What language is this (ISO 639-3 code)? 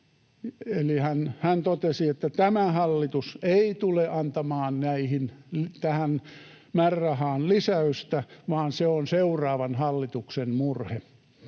fin